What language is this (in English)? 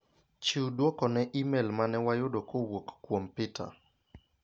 Luo (Kenya and Tanzania)